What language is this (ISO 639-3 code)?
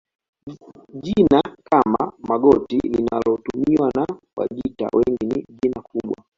swa